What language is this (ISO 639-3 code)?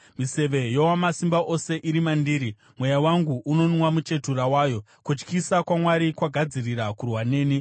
sna